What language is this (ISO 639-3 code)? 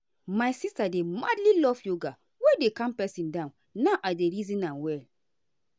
pcm